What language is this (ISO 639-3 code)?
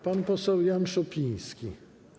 pol